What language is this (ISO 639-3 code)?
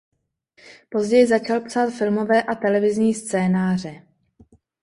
ces